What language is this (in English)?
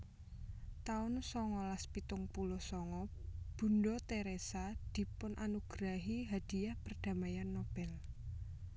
Javanese